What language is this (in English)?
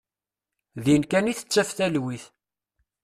Kabyle